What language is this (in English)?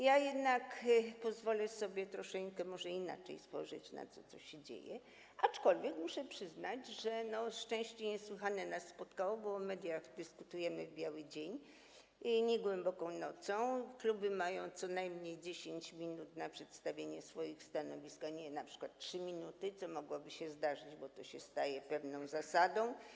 Polish